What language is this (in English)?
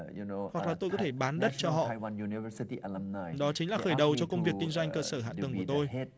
Vietnamese